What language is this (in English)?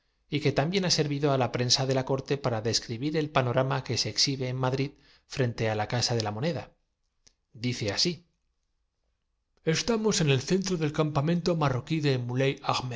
Spanish